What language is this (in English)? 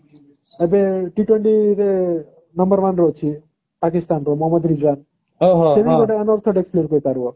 Odia